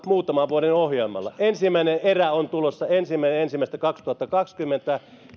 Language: Finnish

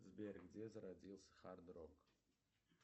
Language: Russian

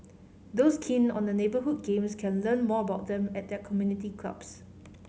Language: English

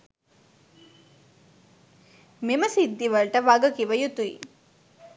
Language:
Sinhala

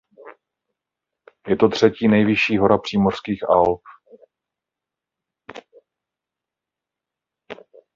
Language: Czech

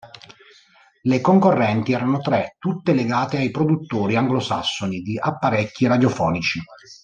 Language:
Italian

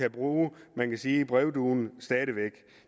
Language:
Danish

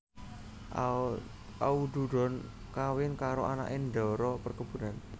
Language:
Javanese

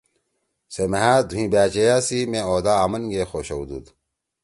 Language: Torwali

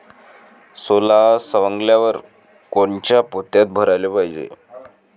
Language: Marathi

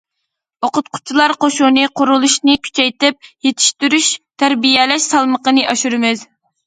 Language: Uyghur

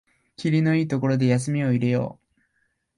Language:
Japanese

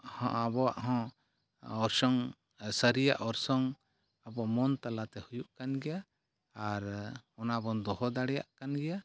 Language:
Santali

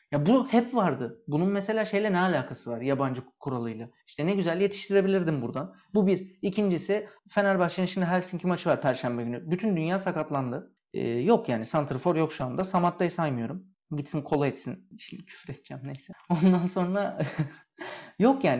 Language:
Turkish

